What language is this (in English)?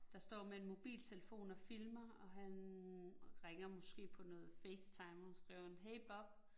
Danish